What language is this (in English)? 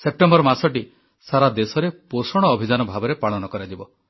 Odia